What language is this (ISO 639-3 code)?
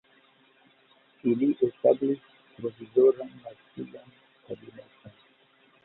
epo